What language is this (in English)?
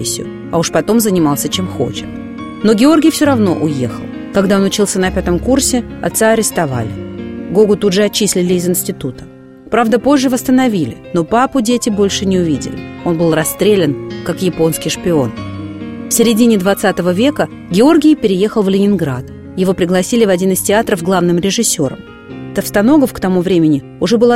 Russian